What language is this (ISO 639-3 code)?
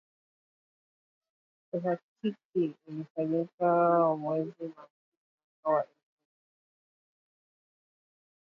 swa